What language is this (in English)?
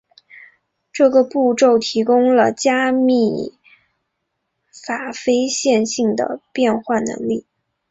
Chinese